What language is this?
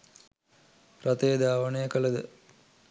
Sinhala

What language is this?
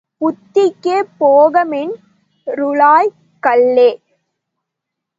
Tamil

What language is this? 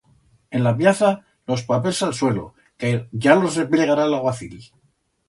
Aragonese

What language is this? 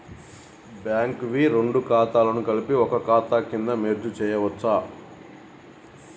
Telugu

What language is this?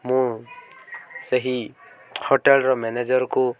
Odia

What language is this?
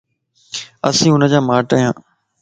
Lasi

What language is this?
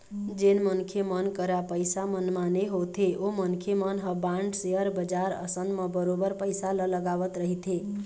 Chhattisgarhi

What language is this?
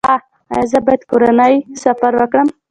Pashto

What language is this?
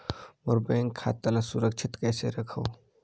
Chhattisgarhi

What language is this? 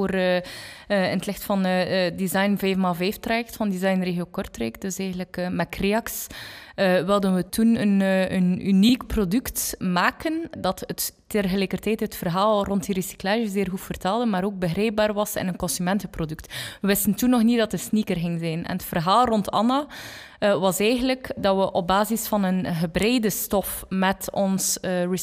Dutch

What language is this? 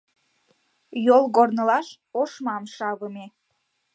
Mari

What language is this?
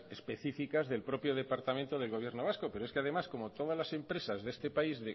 Spanish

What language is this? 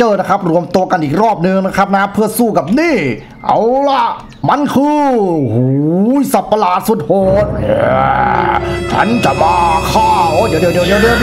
Thai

